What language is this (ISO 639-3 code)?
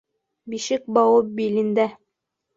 bak